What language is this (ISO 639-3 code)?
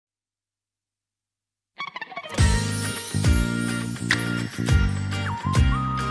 kor